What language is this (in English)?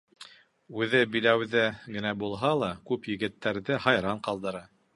Bashkir